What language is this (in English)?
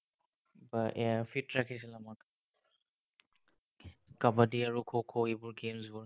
Assamese